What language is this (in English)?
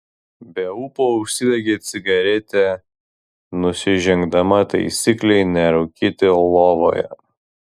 Lithuanian